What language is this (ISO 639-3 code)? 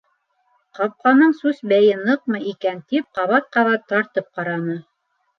bak